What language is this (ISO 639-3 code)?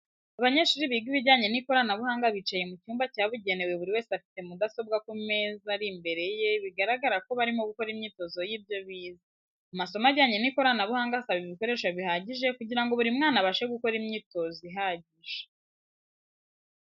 kin